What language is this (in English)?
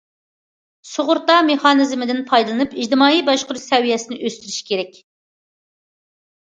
Uyghur